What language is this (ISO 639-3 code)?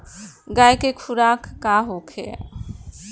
bho